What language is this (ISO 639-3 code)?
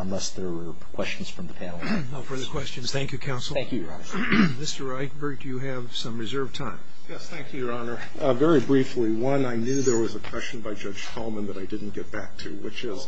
eng